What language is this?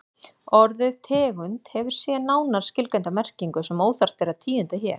Icelandic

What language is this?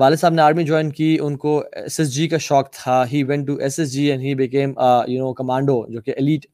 Urdu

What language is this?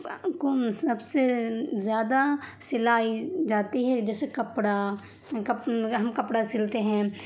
Urdu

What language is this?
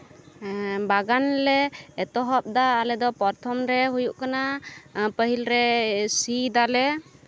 Santali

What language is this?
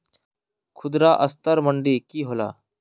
Magahi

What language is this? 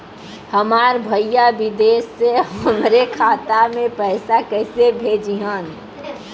Bhojpuri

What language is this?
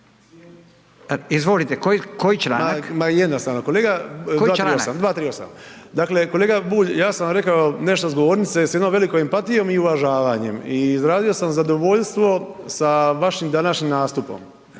Croatian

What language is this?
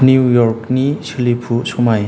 Bodo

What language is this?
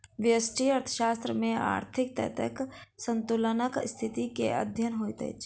Maithili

